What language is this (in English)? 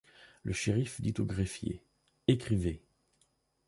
French